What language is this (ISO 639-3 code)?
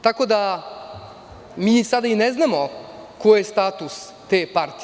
srp